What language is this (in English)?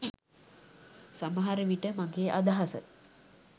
Sinhala